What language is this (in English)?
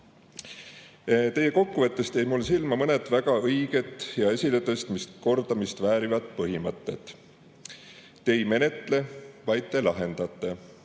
Estonian